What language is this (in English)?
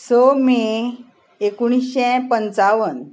Konkani